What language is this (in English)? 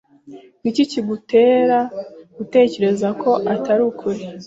Kinyarwanda